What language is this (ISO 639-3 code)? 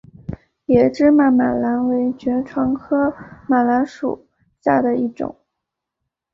zho